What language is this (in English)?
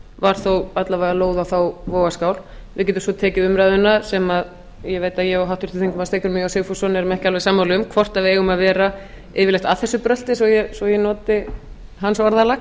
Icelandic